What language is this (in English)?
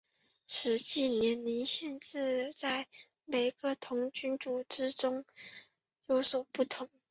Chinese